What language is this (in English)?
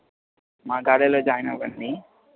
Telugu